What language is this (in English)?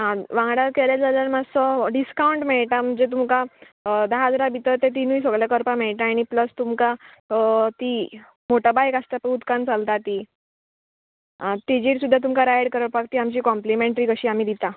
Konkani